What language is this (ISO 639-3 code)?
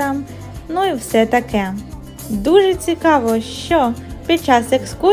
ukr